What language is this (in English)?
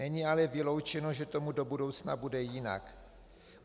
Czech